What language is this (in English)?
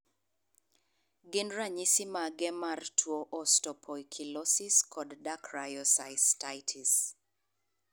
Luo (Kenya and Tanzania)